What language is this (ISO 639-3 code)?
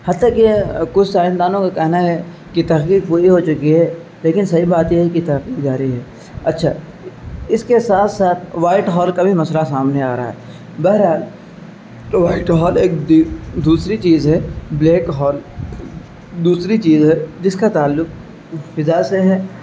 urd